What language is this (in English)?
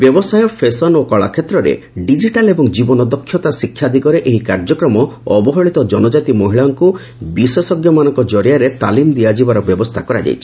Odia